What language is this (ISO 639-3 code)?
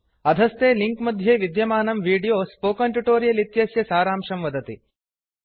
san